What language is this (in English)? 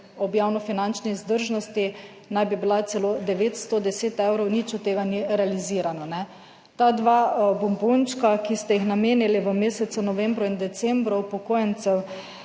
Slovenian